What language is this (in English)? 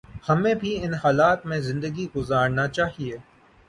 Urdu